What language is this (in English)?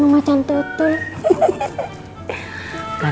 Indonesian